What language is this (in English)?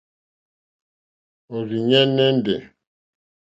Mokpwe